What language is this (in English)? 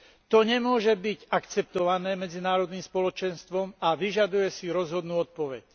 Slovak